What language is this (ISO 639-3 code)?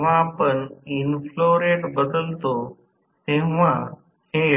mar